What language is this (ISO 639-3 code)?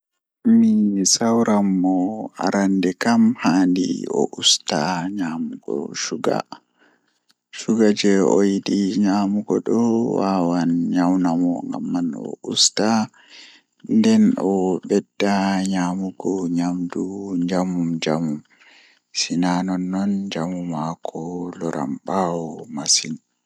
ful